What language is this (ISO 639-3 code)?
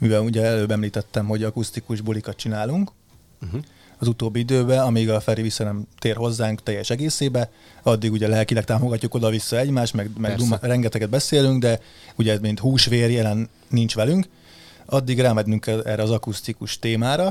hun